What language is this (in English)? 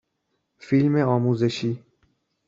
Persian